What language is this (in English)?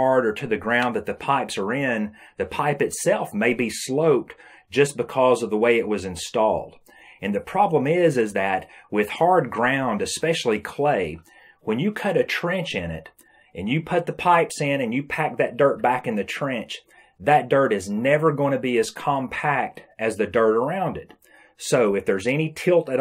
English